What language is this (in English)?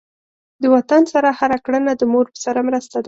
Pashto